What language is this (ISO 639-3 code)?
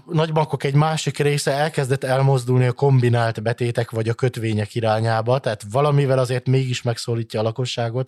hun